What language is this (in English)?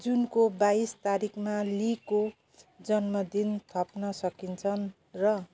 Nepali